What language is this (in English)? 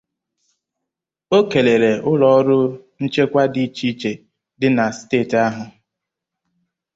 Igbo